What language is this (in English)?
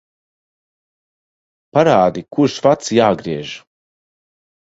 Latvian